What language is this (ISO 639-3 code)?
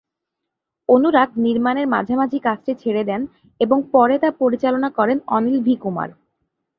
ben